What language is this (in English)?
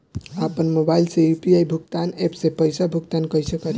Bhojpuri